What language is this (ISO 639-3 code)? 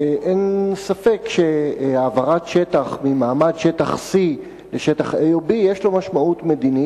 heb